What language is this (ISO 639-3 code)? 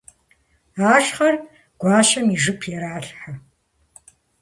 kbd